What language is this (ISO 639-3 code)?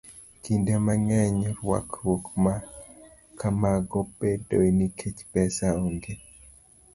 luo